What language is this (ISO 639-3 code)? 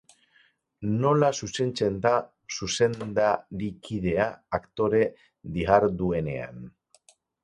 eus